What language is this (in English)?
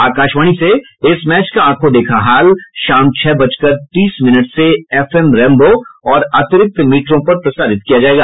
Hindi